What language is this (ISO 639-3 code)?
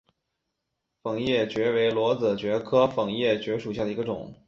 zho